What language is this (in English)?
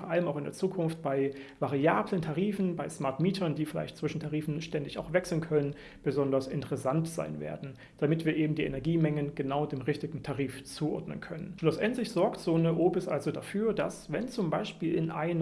German